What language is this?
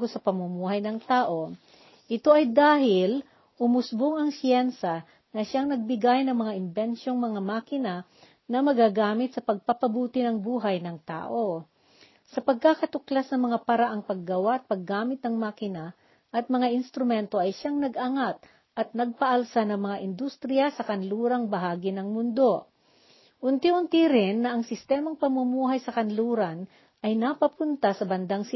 Filipino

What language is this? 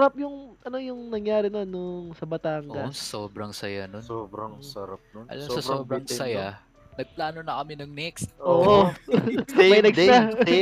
Filipino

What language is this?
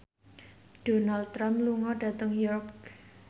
Javanese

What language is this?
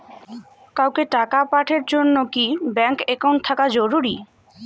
Bangla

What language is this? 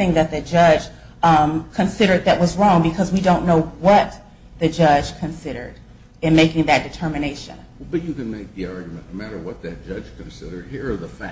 English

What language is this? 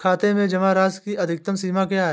Hindi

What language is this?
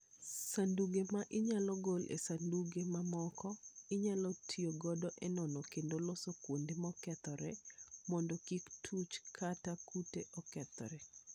Luo (Kenya and Tanzania)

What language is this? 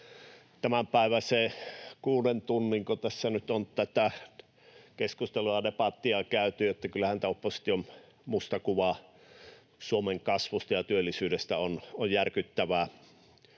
Finnish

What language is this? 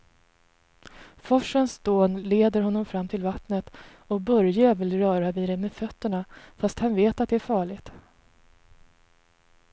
Swedish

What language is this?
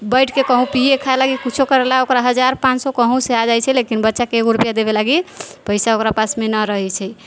Maithili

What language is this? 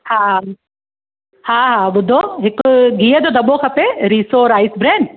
Sindhi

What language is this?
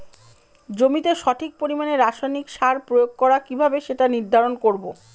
Bangla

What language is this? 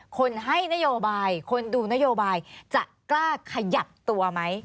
Thai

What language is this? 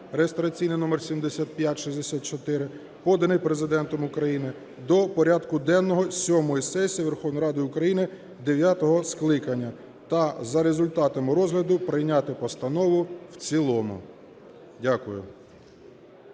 Ukrainian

